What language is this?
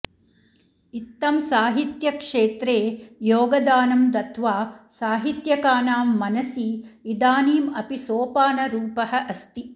Sanskrit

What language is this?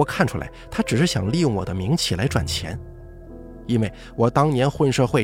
Chinese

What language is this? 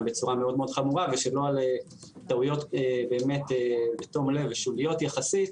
Hebrew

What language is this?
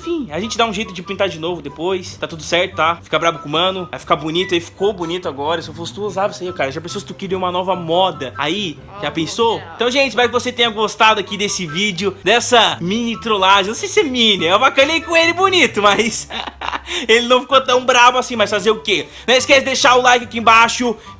Portuguese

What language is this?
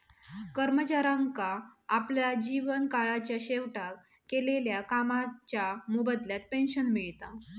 Marathi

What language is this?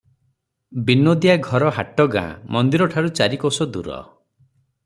Odia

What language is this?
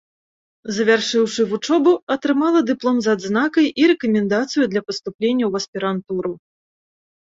Belarusian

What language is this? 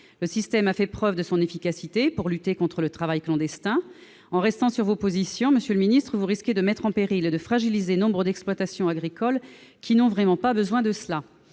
French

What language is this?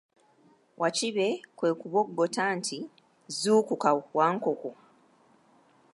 Ganda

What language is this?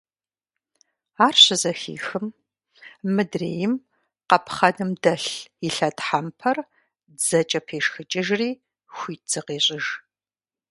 Kabardian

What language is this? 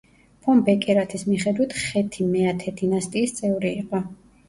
Georgian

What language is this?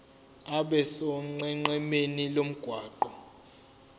Zulu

